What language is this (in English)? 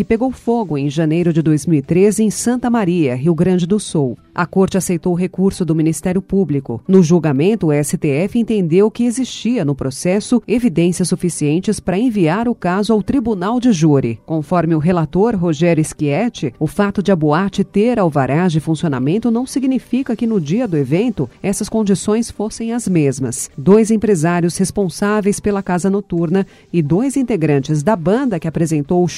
Portuguese